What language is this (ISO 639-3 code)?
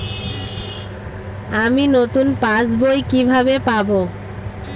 ben